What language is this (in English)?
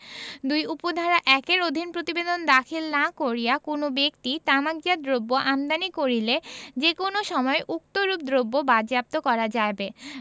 Bangla